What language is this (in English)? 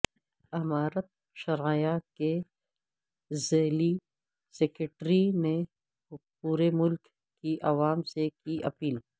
Urdu